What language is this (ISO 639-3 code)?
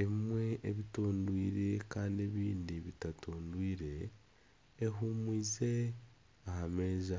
nyn